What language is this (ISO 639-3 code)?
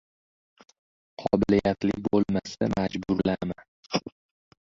uzb